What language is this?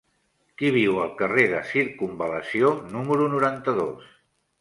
Catalan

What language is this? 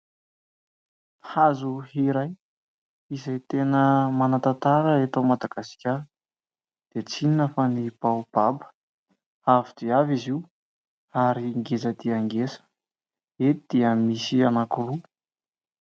Malagasy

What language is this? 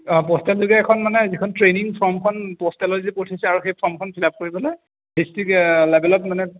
Assamese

